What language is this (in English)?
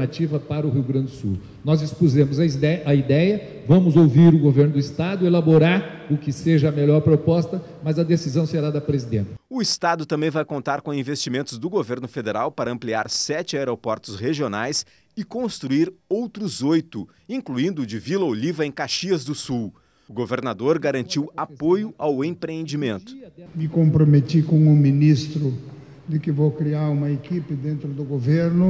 Portuguese